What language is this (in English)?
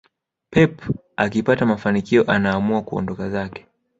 Swahili